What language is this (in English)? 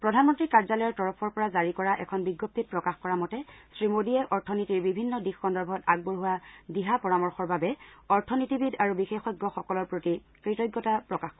Assamese